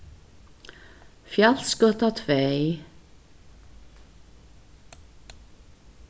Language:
Faroese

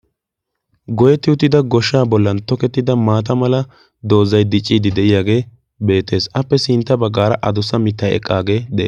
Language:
Wolaytta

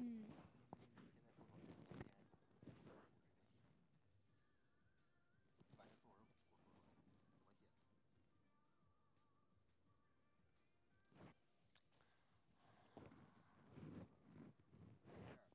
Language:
Chinese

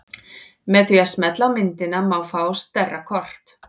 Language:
Icelandic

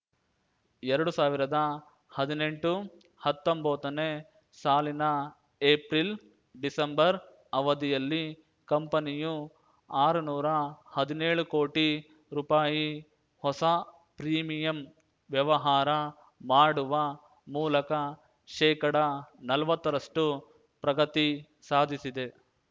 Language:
Kannada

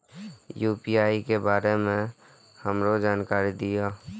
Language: Maithili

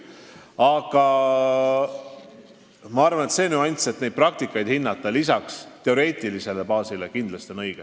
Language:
Estonian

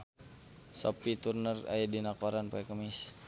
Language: Sundanese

